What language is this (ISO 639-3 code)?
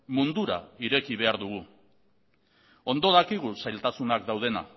eus